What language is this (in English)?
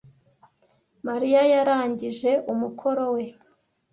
Kinyarwanda